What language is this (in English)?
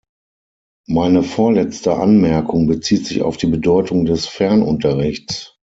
German